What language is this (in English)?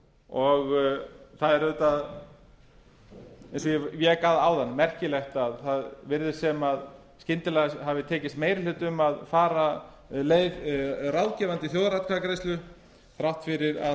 Icelandic